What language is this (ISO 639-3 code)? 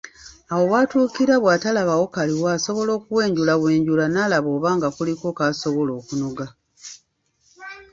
lug